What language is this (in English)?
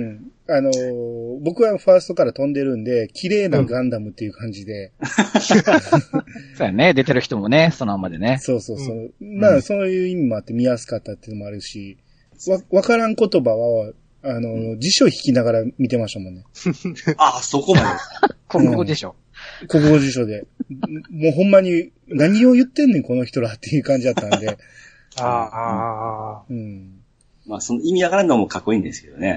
Japanese